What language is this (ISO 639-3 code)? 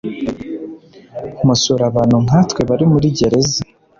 kin